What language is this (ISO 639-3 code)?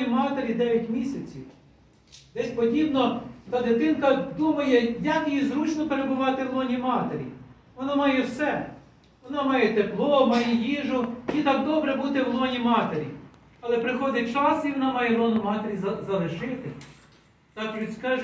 ukr